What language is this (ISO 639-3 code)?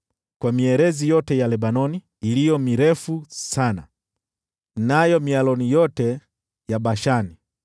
swa